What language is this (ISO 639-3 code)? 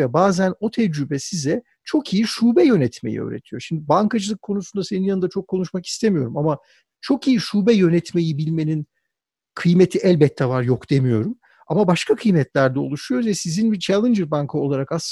tur